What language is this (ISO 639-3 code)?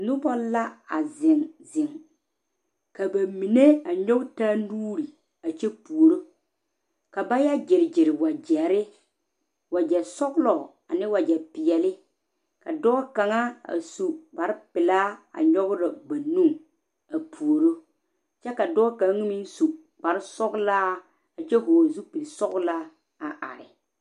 dga